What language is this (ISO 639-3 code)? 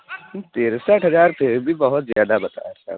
urd